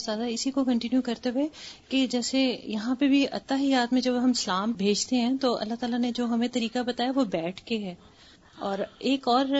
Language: Urdu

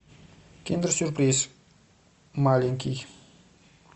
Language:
Russian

